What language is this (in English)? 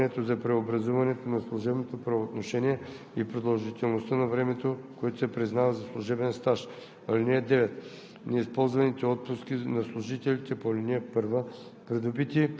Bulgarian